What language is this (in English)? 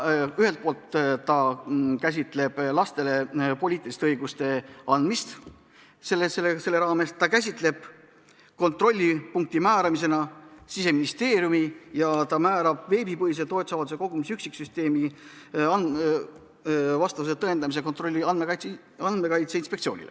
Estonian